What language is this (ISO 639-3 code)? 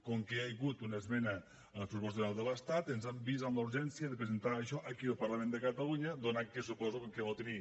cat